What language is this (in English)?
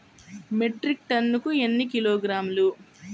Telugu